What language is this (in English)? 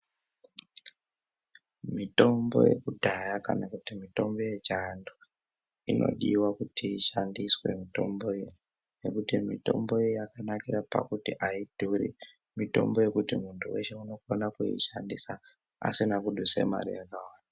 Ndau